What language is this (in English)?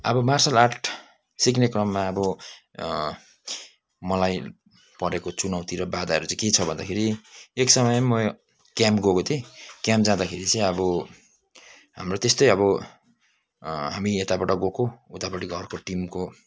Nepali